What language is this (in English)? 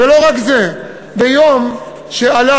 Hebrew